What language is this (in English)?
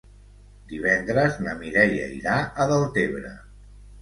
Catalan